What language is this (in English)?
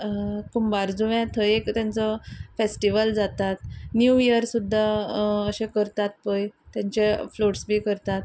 Konkani